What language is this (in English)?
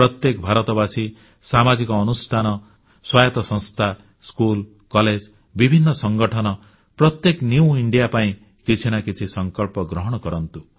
Odia